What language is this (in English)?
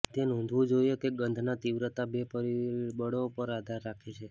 Gujarati